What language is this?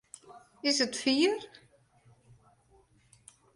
Western Frisian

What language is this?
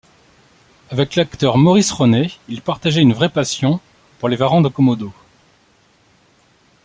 French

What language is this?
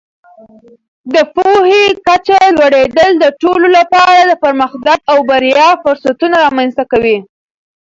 Pashto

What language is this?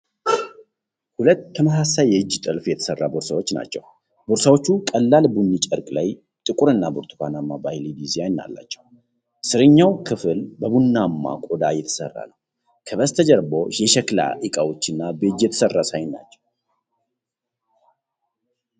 Amharic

